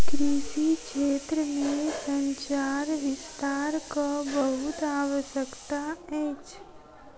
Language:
Maithili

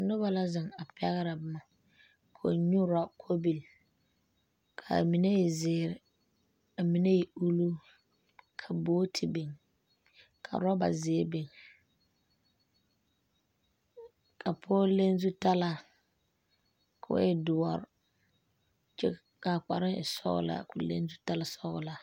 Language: Southern Dagaare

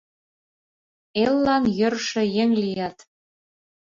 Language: Mari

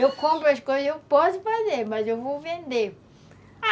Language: Portuguese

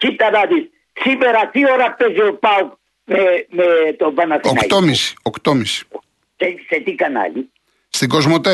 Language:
Greek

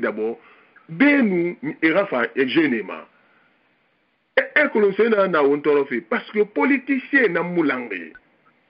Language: French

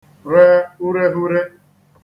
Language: Igbo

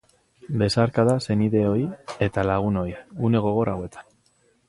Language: Basque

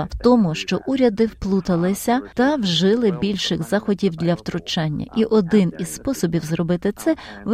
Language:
Ukrainian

